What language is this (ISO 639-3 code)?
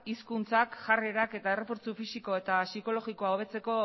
eus